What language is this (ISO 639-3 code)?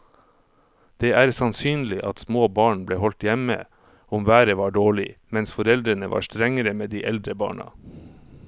nor